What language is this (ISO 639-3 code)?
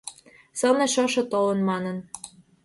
chm